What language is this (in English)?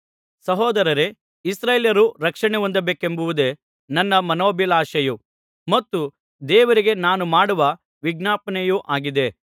Kannada